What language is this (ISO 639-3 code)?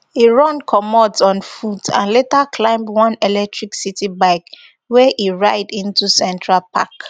pcm